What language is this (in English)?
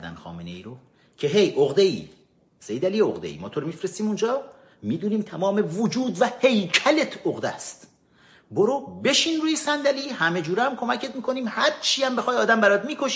Persian